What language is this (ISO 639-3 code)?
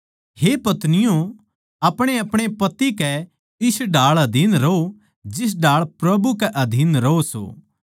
bgc